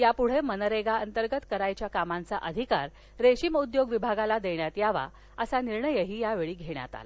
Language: Marathi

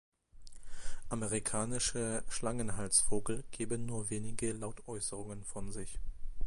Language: German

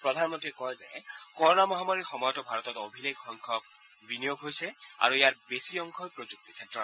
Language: Assamese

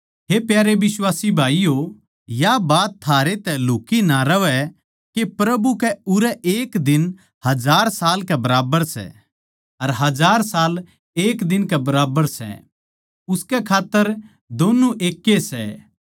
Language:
Haryanvi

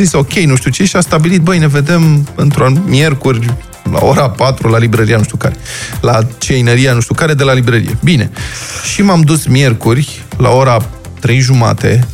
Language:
Romanian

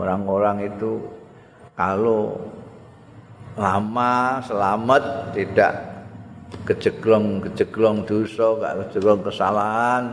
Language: Indonesian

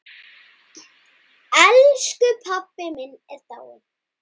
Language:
Icelandic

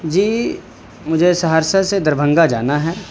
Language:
Urdu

